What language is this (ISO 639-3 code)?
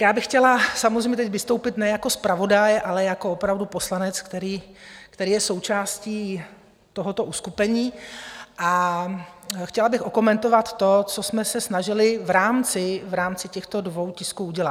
ces